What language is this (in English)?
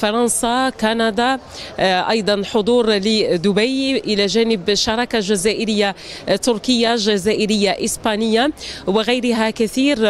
Arabic